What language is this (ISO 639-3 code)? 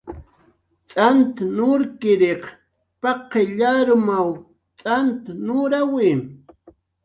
jqr